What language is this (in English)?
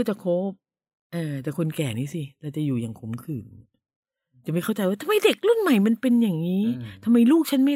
Thai